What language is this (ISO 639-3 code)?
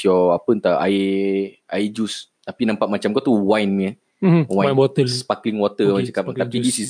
msa